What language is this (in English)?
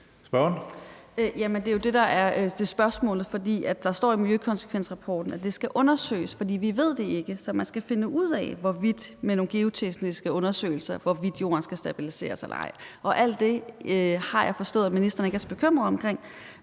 Danish